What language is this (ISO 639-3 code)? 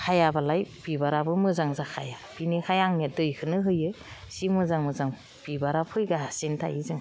brx